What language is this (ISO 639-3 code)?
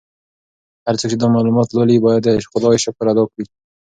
pus